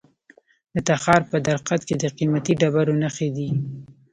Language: Pashto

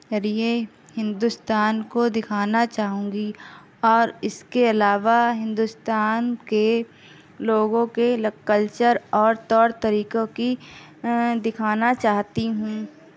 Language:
Urdu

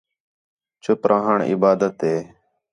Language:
Khetrani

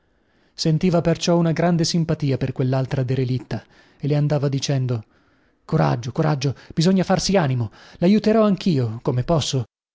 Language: Italian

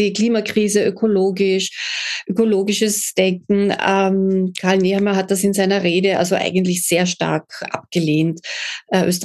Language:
German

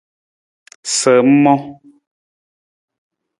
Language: Nawdm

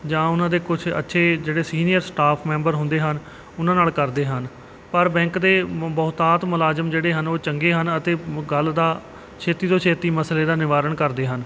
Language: Punjabi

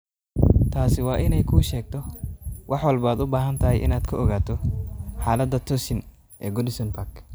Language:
Somali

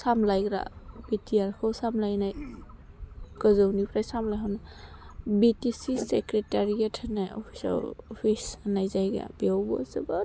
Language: Bodo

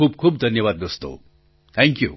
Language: Gujarati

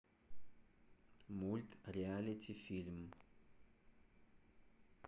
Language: Russian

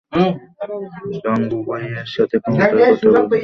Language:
Bangla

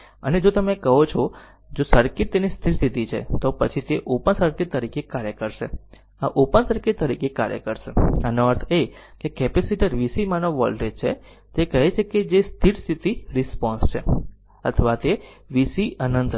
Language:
Gujarati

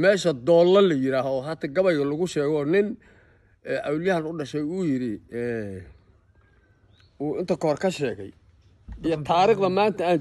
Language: Arabic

